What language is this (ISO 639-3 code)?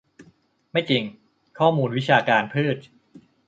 tha